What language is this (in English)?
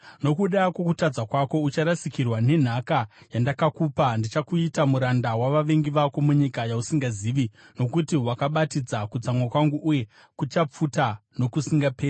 Shona